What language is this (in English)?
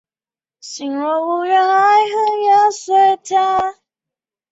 Chinese